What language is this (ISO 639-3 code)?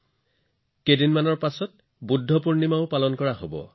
asm